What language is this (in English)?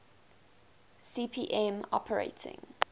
English